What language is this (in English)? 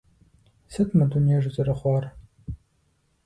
Kabardian